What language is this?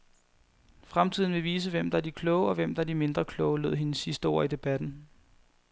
Danish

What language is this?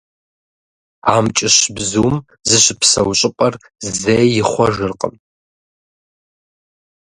Kabardian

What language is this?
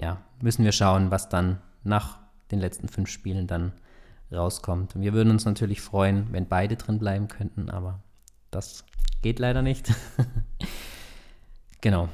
German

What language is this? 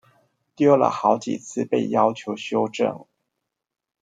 Chinese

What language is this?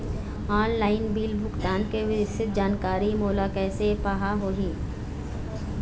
Chhattisgarhi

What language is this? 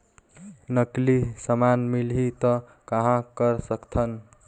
Chhattisgarhi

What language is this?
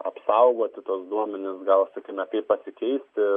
Lithuanian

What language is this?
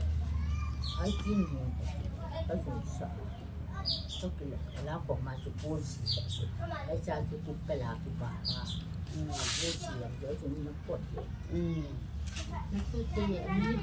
Thai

